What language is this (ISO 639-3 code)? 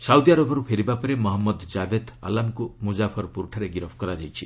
ori